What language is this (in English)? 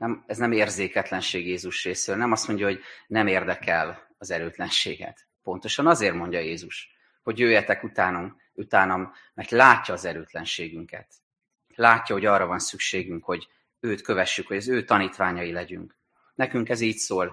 Hungarian